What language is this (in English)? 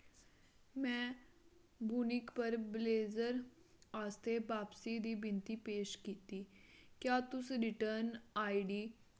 Dogri